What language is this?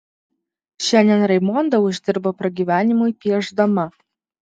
Lithuanian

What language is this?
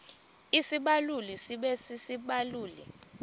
Xhosa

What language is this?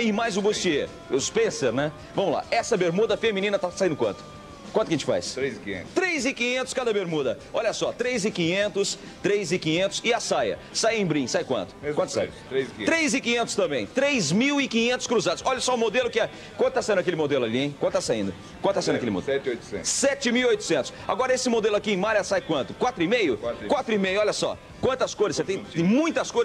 Portuguese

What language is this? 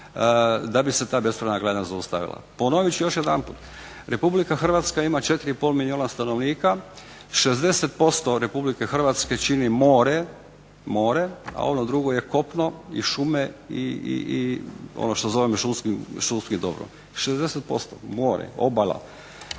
Croatian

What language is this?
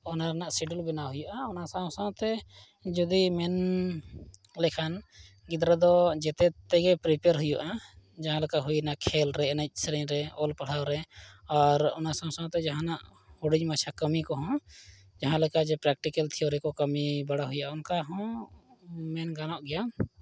Santali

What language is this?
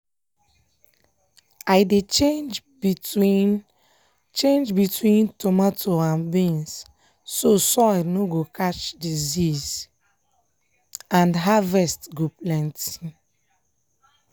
Nigerian Pidgin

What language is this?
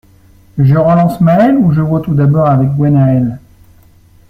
French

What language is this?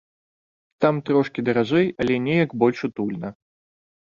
Belarusian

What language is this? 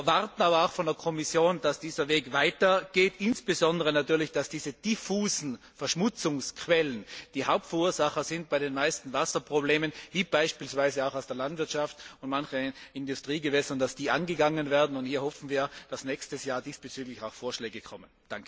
German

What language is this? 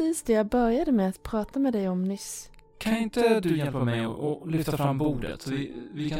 Swedish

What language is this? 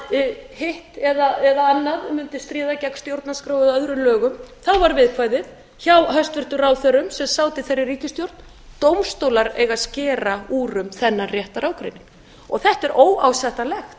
Icelandic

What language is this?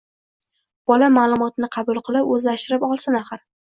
Uzbek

